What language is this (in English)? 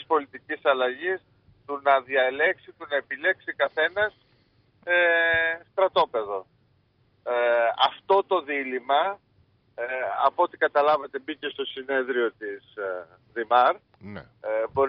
Greek